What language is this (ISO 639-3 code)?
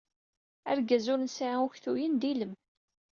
kab